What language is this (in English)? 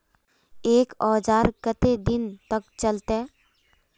Magahi